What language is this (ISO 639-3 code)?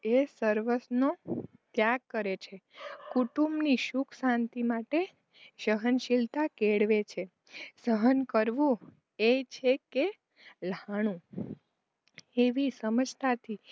guj